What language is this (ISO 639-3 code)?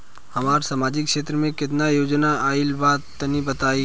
bho